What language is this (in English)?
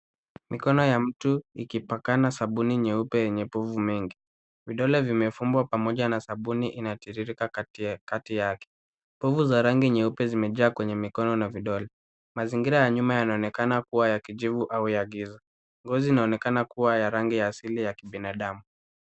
Swahili